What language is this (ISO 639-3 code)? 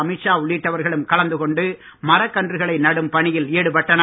tam